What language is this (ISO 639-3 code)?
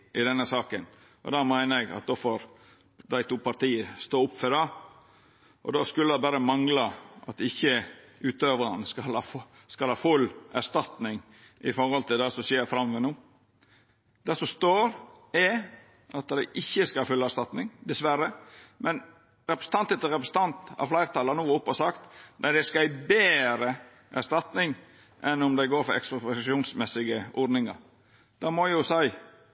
nno